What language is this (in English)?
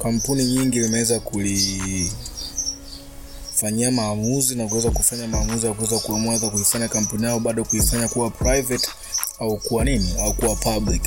Swahili